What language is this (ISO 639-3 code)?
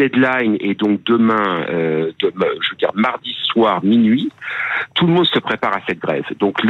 fra